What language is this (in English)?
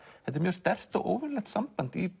Icelandic